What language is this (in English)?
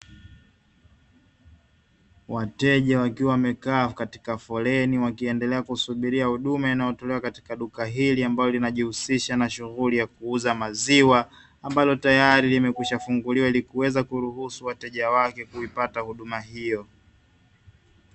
Swahili